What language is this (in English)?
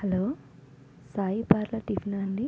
Telugu